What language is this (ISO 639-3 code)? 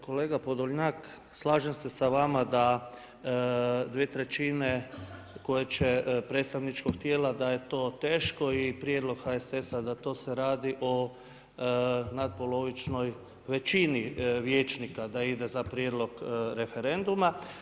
hrv